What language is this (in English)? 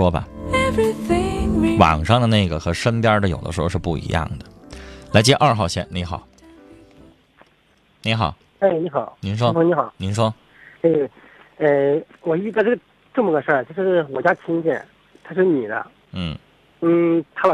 Chinese